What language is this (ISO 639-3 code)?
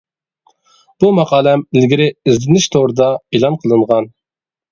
uig